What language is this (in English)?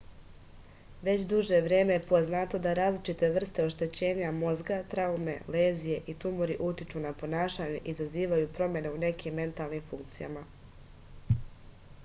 Serbian